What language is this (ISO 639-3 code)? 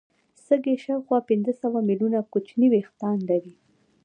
pus